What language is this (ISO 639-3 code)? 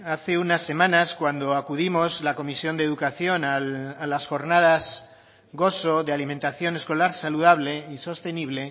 spa